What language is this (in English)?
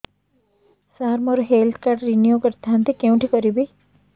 Odia